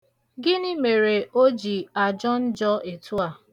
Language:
Igbo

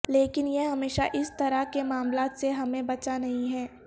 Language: Urdu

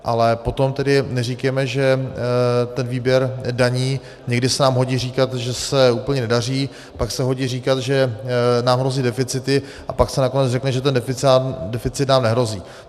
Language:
Czech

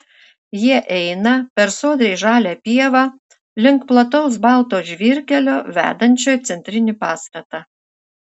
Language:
Lithuanian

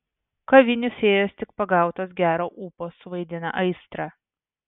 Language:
Lithuanian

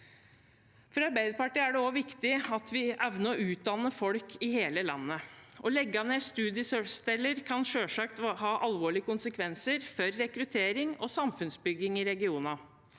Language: Norwegian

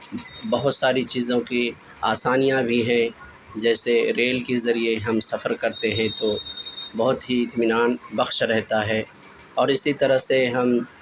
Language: Urdu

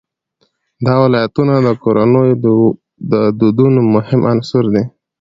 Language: Pashto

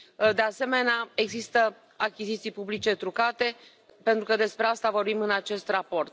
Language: Romanian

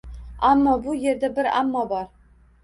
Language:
Uzbek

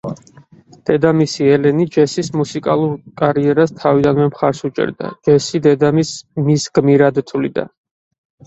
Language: Georgian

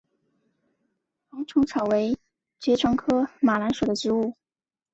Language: Chinese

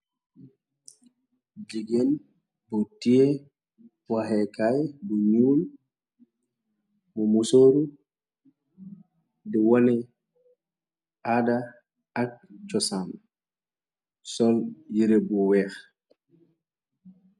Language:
Wolof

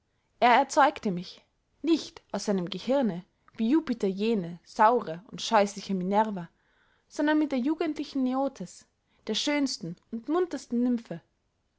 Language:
German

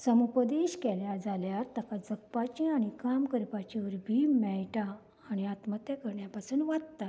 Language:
Konkani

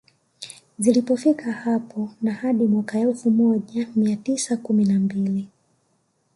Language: Swahili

